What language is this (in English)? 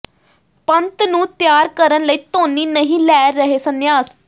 Punjabi